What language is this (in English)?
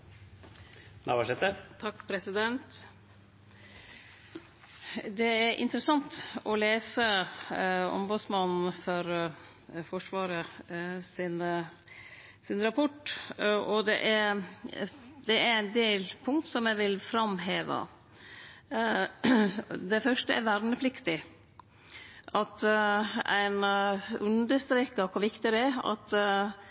Norwegian Nynorsk